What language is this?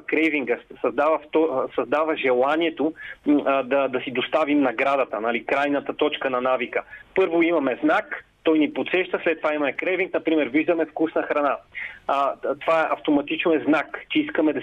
Bulgarian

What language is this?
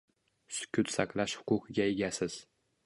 Uzbek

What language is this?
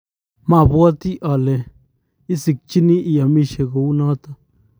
Kalenjin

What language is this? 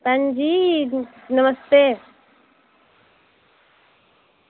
Dogri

